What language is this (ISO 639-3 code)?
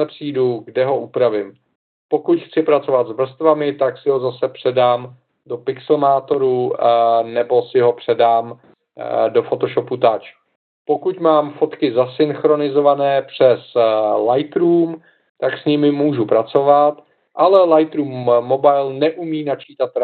ces